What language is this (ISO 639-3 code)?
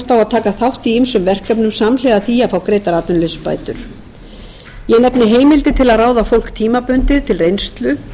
isl